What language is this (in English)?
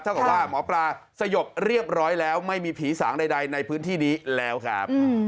Thai